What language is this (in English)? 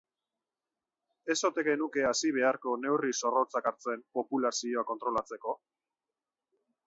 Basque